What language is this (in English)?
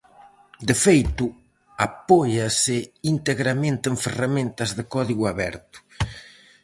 Galician